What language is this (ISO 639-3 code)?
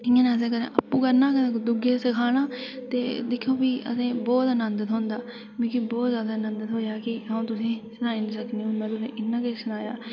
doi